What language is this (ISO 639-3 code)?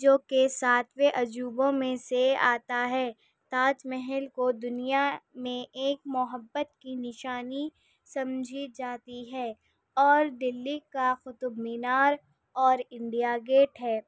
urd